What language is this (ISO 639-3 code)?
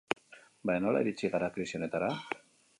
eus